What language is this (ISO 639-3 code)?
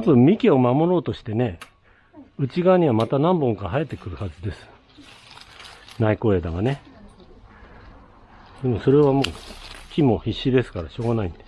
jpn